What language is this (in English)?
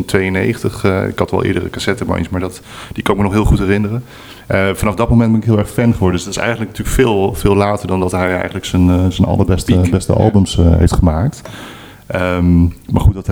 Dutch